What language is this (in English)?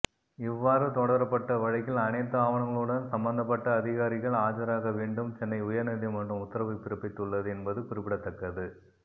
Tamil